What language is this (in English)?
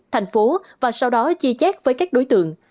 Vietnamese